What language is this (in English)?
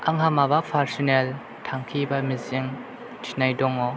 Bodo